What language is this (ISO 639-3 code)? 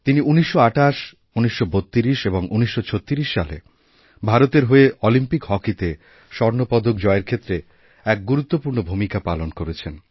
ben